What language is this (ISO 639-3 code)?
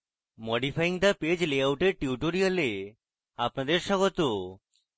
ben